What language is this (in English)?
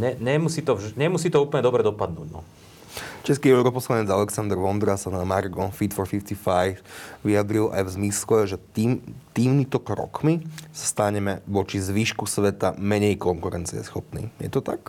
Slovak